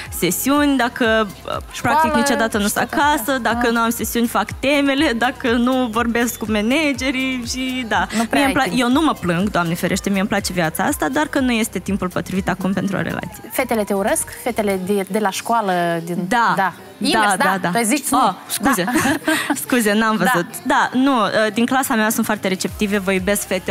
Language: Romanian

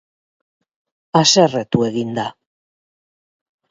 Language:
Basque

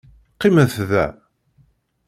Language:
Kabyle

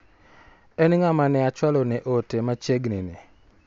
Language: Luo (Kenya and Tanzania)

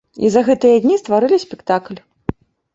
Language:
Belarusian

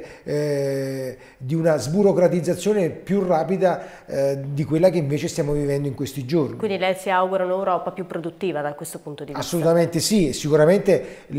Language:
Italian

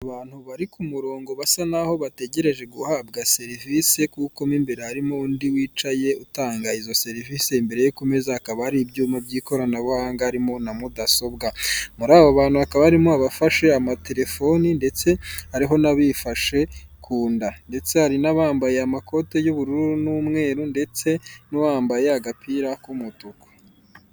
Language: Kinyarwanda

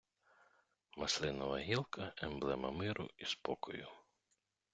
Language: Ukrainian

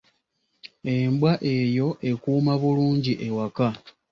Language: Ganda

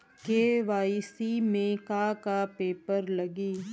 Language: Bhojpuri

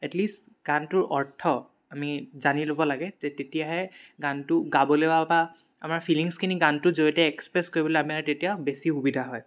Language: Assamese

